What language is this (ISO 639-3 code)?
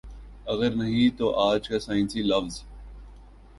urd